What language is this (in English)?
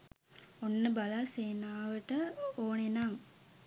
Sinhala